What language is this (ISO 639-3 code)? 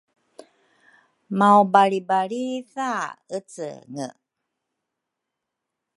dru